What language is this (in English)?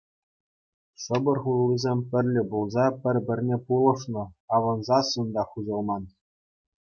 Chuvash